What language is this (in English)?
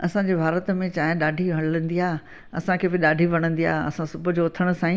Sindhi